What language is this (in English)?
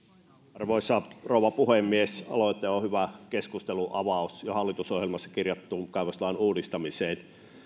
Finnish